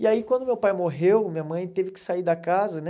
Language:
Portuguese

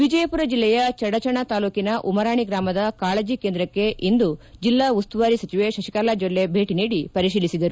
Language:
Kannada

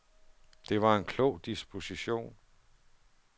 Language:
Danish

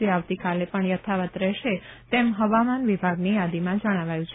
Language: Gujarati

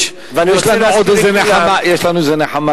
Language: Hebrew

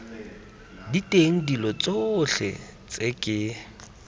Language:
Tswana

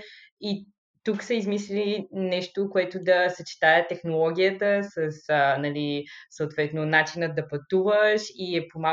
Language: Bulgarian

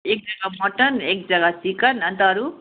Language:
Nepali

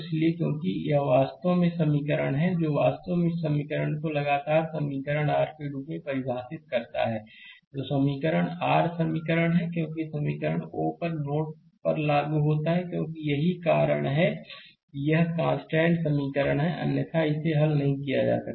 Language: Hindi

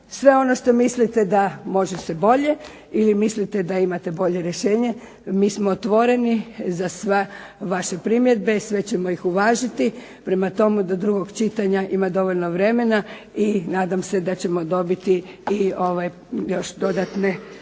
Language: Croatian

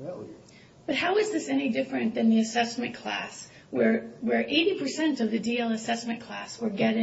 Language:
English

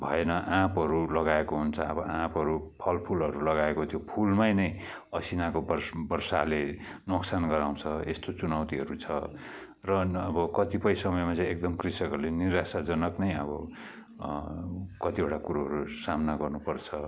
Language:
Nepali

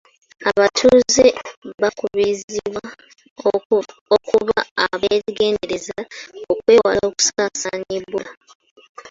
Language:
Ganda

